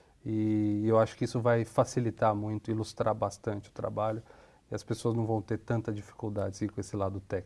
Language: Portuguese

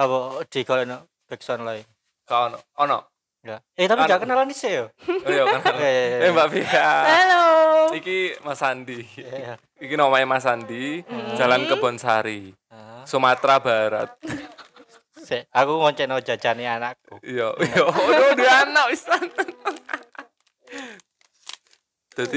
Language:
Indonesian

